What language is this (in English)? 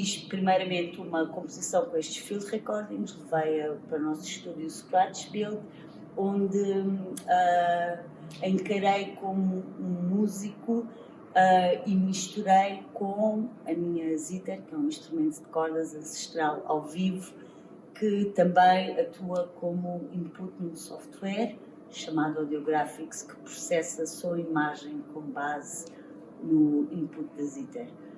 Portuguese